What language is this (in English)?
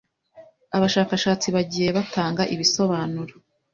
Kinyarwanda